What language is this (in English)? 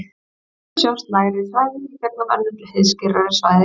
Icelandic